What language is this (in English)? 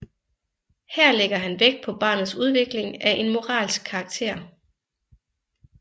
Danish